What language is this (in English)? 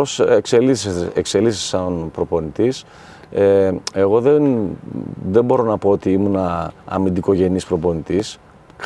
Greek